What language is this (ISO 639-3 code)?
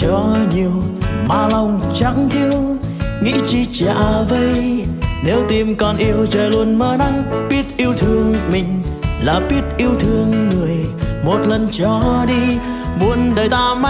vie